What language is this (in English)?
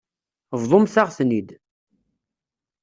Kabyle